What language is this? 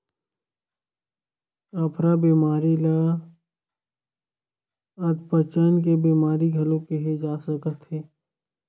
Chhattisgarhi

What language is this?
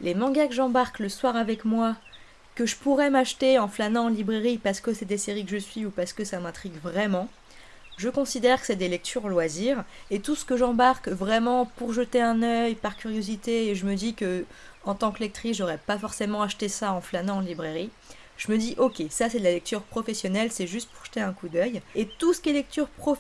French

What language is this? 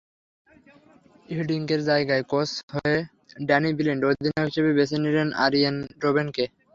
Bangla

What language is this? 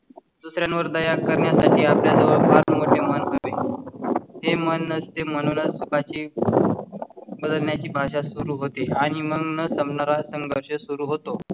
Marathi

